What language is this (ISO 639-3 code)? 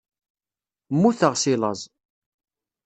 kab